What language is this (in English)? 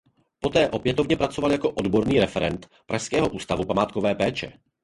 Czech